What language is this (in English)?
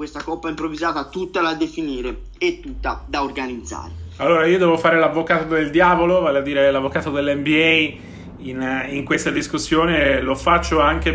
Italian